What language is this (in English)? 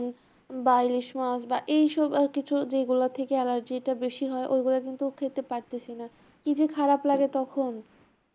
Bangla